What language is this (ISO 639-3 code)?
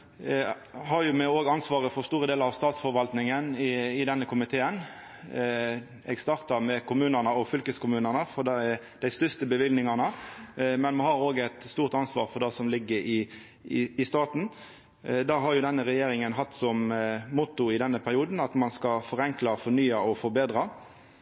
nno